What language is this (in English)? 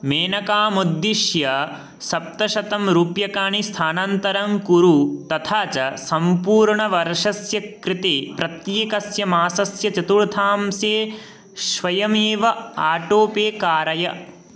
Sanskrit